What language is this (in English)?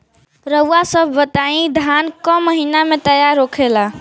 Bhojpuri